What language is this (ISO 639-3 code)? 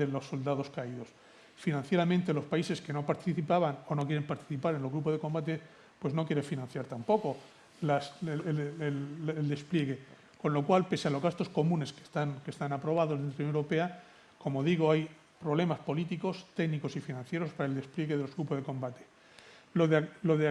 spa